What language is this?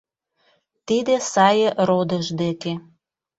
Mari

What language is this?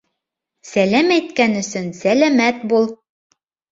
Bashkir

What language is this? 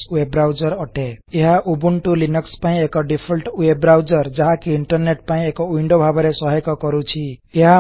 Odia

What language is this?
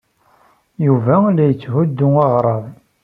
Kabyle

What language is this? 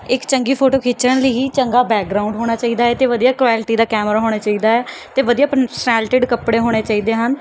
Punjabi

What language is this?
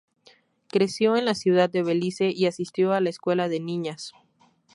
Spanish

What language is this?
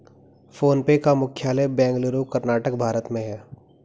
Hindi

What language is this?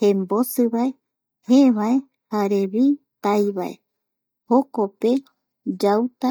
Eastern Bolivian Guaraní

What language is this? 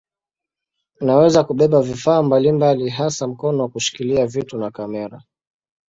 Swahili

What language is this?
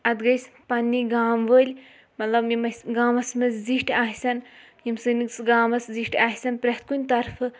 Kashmiri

